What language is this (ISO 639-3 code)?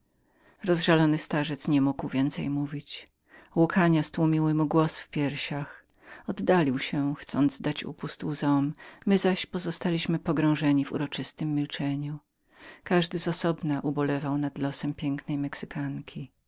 pol